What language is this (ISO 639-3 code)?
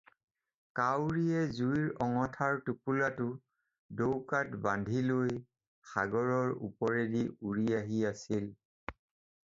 asm